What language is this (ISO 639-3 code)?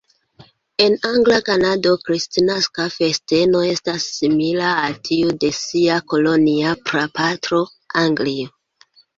epo